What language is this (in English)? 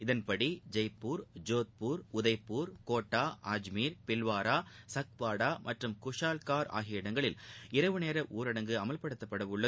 Tamil